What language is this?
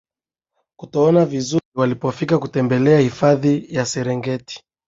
Swahili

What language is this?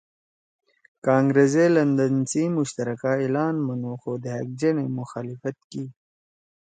Torwali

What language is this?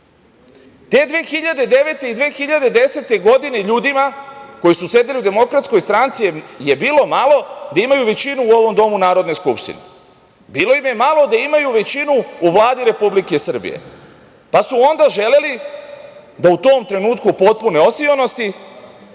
Serbian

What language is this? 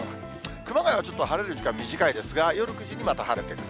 Japanese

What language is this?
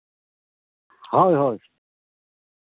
Santali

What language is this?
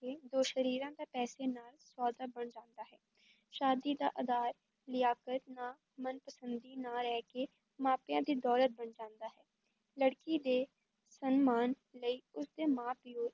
Punjabi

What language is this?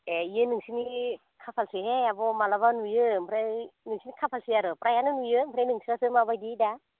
Bodo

